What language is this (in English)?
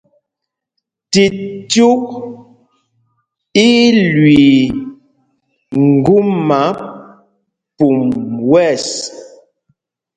Mpumpong